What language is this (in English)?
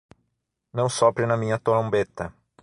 Portuguese